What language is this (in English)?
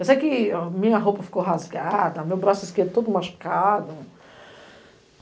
Portuguese